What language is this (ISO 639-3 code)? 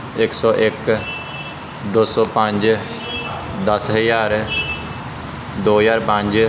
pan